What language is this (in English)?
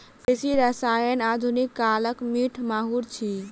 Maithili